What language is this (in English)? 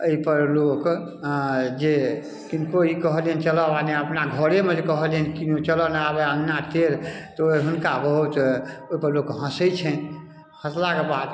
Maithili